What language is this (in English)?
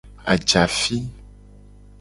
Gen